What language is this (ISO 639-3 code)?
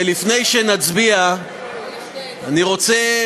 heb